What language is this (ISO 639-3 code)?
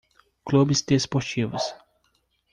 por